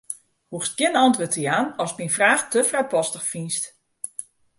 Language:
Western Frisian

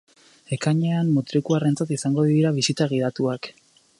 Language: Basque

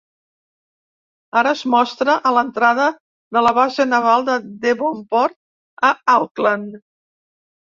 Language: Catalan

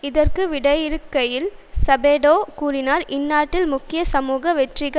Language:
Tamil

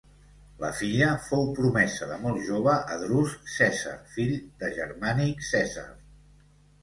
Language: Catalan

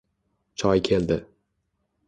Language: Uzbek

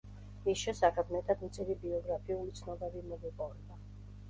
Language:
Georgian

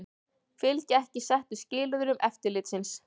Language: Icelandic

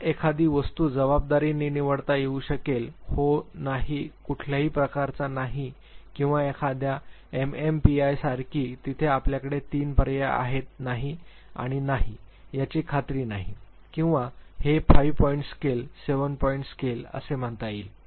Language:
Marathi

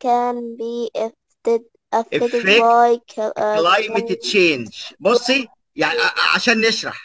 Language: Arabic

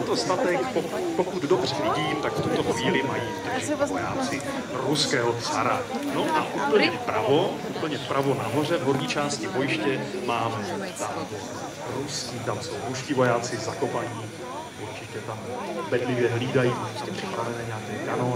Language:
Czech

